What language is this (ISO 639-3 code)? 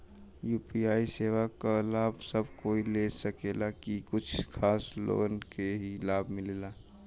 bho